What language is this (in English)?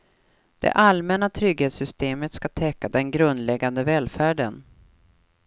Swedish